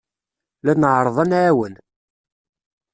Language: Kabyle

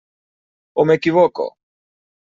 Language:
Catalan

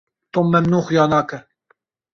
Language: Kurdish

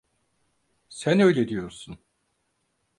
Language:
Turkish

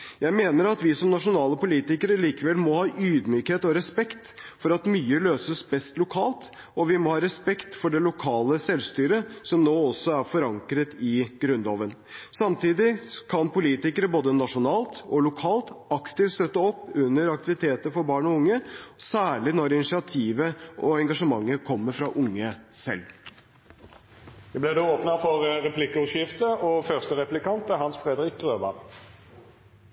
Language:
Norwegian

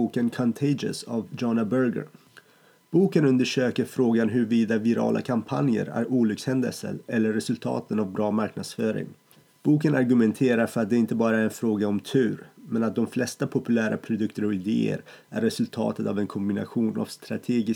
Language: Swedish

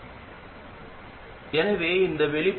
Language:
Tamil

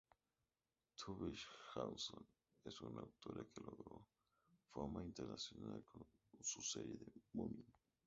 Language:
Spanish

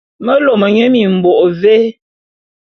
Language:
Bulu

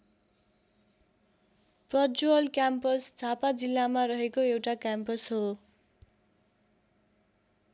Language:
Nepali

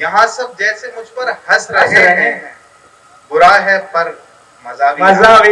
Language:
Hindi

